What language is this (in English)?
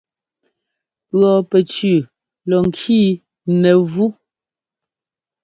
Ngomba